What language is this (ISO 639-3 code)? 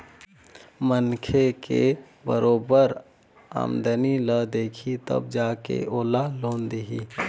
hne